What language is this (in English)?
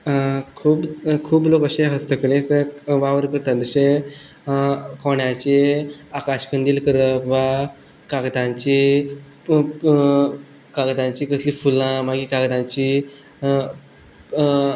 Konkani